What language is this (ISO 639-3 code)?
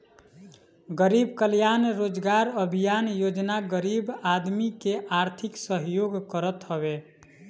bho